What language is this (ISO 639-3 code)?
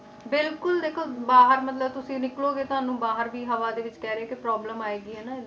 pan